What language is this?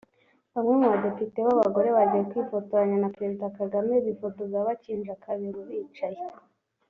Kinyarwanda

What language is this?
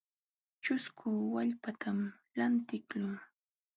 Jauja Wanca Quechua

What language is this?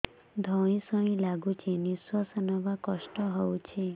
Odia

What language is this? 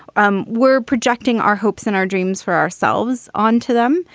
English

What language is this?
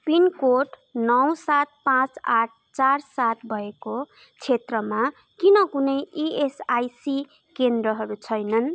Nepali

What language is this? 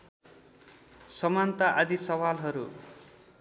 Nepali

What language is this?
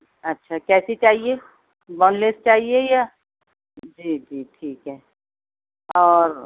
Urdu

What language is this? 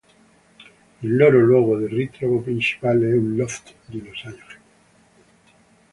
Italian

